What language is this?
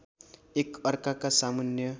Nepali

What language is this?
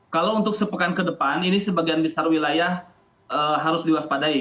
Indonesian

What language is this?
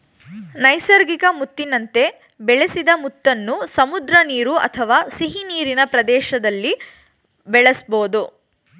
Kannada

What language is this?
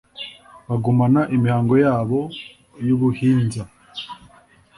Kinyarwanda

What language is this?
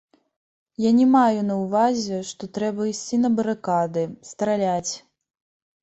Belarusian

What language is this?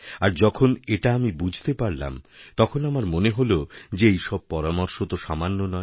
Bangla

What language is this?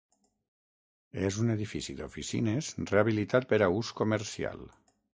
Catalan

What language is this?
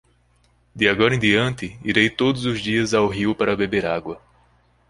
Portuguese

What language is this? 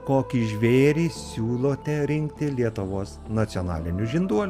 Lithuanian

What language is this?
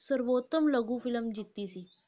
Punjabi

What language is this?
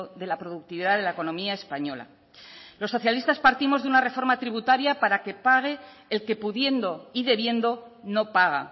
Spanish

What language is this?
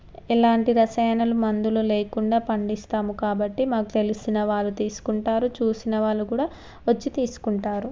Telugu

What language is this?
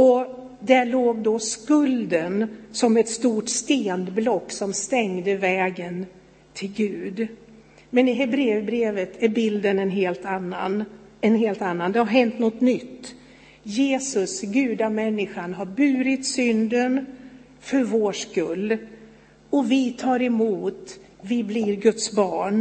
Swedish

